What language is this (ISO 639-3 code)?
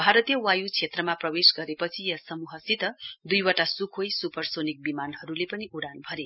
nep